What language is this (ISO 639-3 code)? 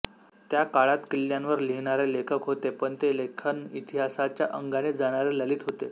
mar